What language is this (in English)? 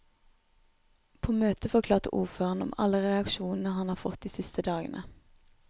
Norwegian